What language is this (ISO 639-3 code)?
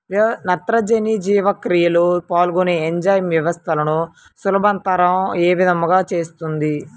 tel